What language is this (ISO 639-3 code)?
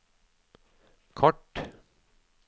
nor